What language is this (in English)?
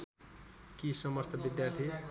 Nepali